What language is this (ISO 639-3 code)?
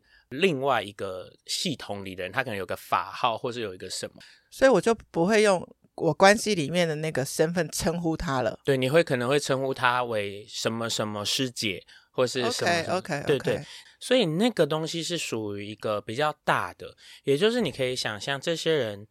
zho